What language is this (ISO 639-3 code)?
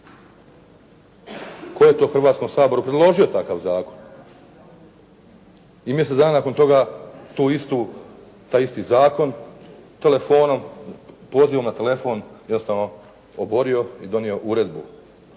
hrv